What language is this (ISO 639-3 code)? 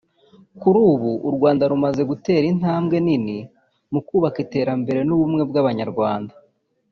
kin